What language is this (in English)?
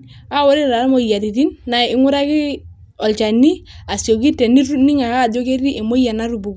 Masai